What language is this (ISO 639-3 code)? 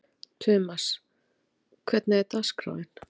isl